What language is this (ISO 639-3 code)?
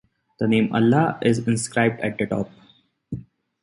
eng